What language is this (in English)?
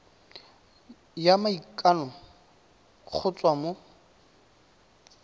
Tswana